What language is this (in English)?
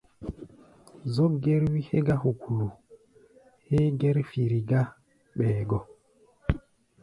Gbaya